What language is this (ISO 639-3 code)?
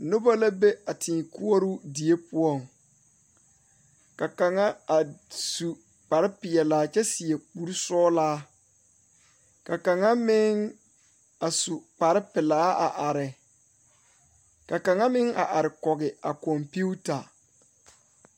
dga